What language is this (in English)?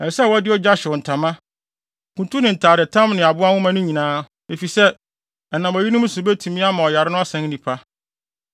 Akan